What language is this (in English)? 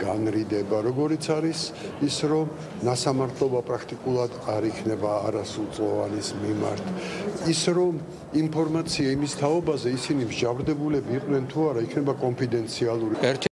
French